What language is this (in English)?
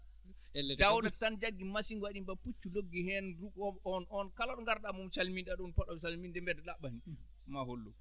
Fula